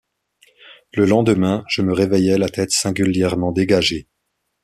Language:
French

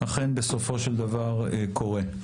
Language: Hebrew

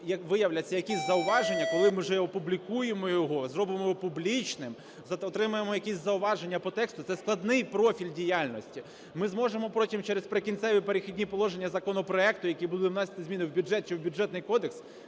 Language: Ukrainian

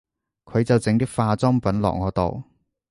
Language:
Cantonese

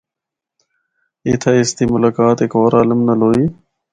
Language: Northern Hindko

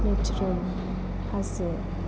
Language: Bodo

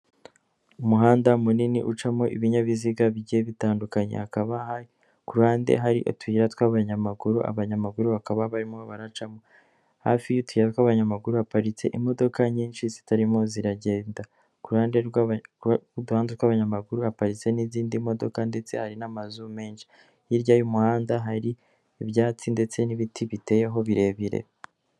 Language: Kinyarwanda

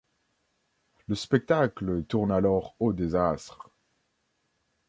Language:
French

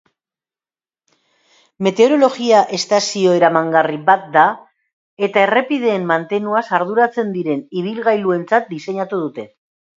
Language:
Basque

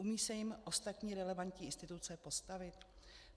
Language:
Czech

